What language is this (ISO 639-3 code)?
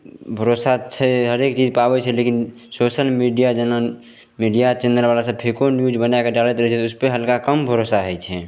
mai